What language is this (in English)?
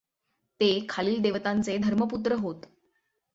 Marathi